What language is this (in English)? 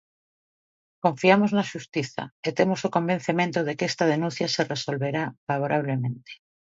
Galician